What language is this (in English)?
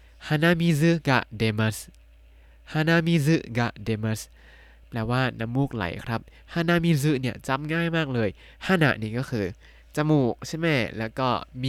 Thai